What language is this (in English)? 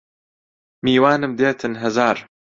Central Kurdish